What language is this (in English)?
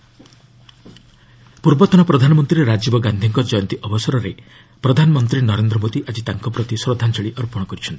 Odia